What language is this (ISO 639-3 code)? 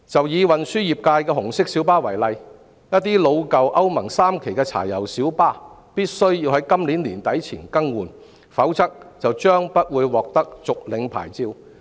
yue